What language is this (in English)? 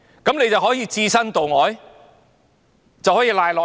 Cantonese